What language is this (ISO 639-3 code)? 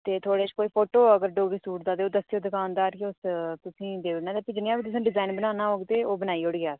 doi